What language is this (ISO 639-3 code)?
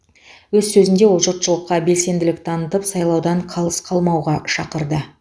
kaz